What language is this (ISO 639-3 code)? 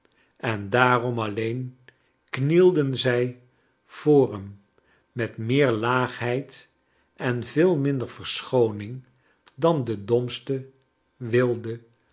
nld